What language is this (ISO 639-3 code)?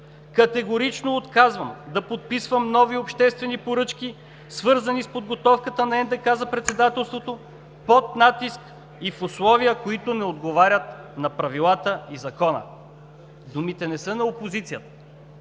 bul